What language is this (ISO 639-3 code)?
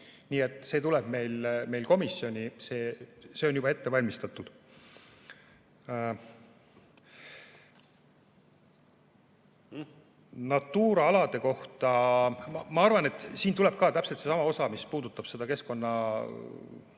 est